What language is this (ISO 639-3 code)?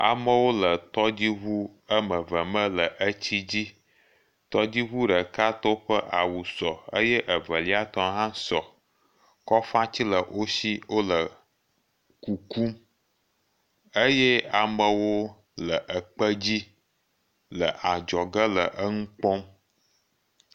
ewe